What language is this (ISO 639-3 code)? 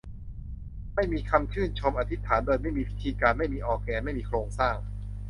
tha